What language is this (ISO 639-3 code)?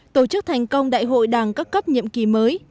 vie